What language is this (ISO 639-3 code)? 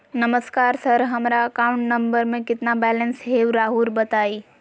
mag